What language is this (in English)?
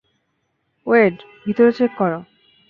Bangla